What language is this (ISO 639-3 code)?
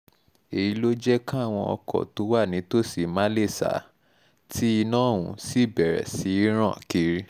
yor